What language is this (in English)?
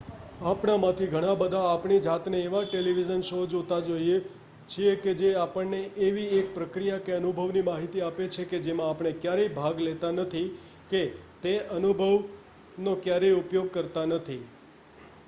Gujarati